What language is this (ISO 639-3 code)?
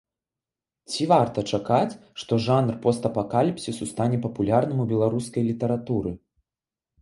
bel